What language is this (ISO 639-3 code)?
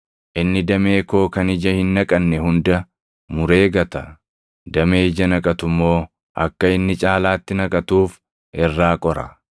orm